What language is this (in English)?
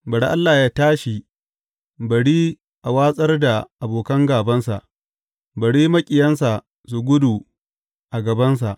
Hausa